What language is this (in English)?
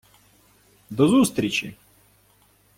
Ukrainian